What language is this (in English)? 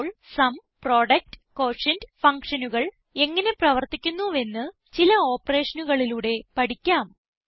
Malayalam